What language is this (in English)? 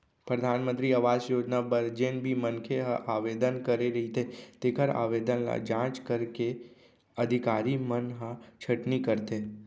Chhattisgarhi